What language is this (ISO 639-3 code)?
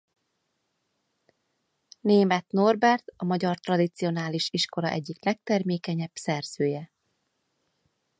hun